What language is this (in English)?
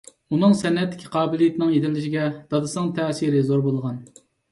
Uyghur